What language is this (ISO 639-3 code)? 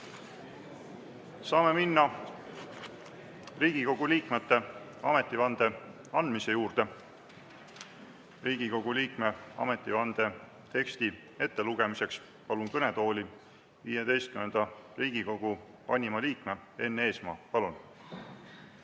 est